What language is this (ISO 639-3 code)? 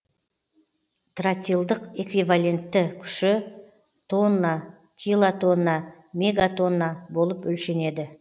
kaz